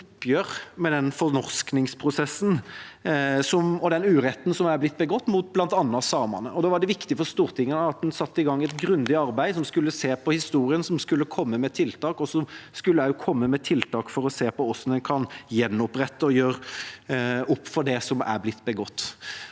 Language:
Norwegian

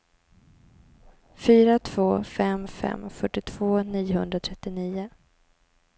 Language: Swedish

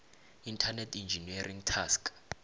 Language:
South Ndebele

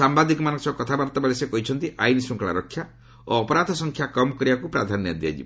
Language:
Odia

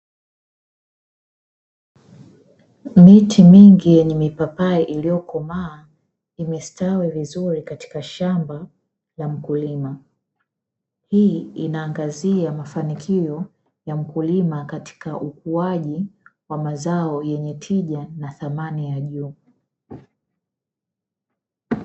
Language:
Swahili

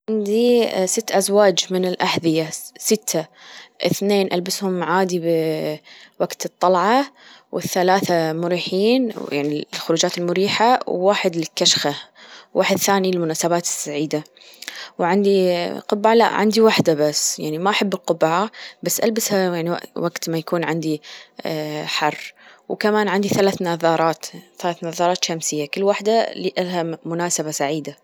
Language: Gulf Arabic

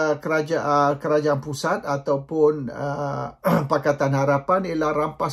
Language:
Malay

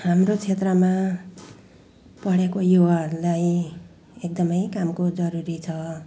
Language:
Nepali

